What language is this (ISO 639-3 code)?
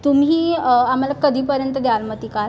mar